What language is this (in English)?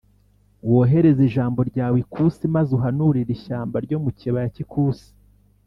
Kinyarwanda